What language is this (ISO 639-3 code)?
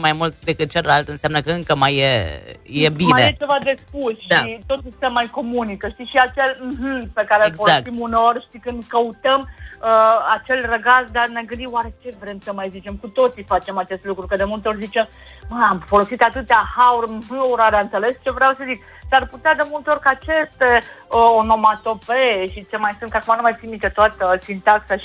ron